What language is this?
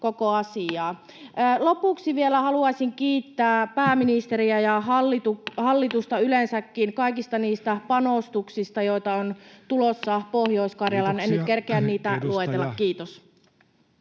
Finnish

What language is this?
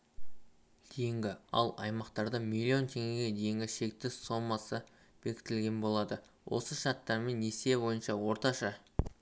Kazakh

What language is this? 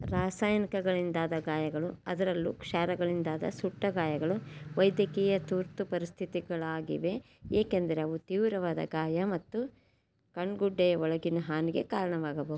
Kannada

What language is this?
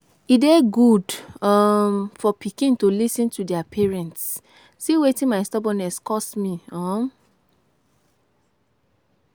Nigerian Pidgin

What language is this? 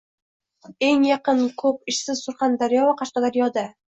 Uzbek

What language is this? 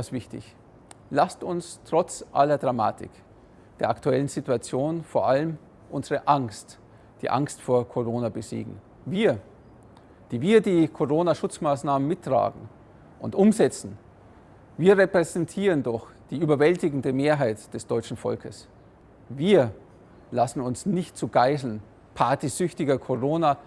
German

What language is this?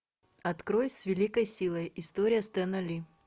Russian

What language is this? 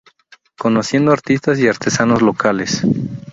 Spanish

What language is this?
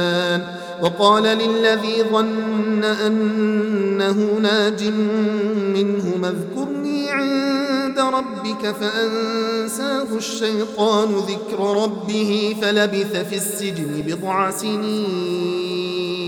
Arabic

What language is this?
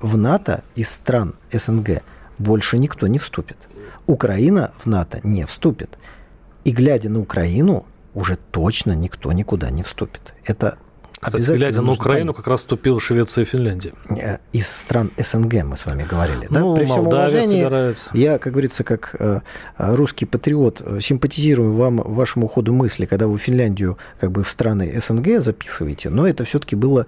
Russian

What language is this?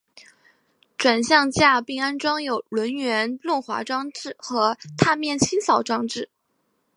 Chinese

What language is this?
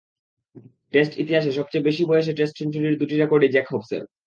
Bangla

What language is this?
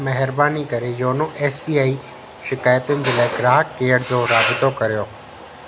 Sindhi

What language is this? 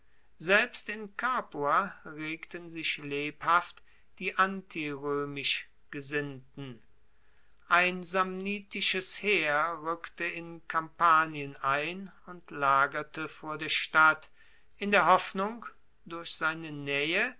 German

